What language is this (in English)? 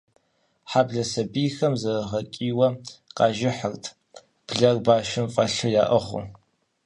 Kabardian